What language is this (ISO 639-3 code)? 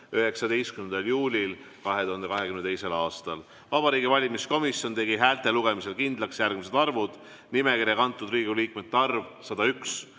est